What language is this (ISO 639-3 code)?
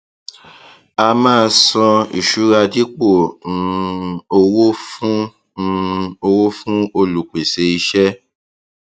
yor